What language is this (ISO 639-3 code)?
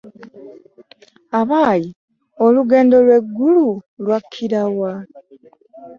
lug